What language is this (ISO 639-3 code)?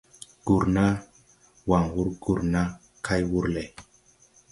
tui